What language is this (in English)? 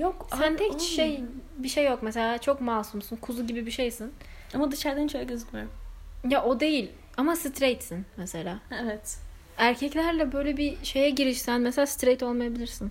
Turkish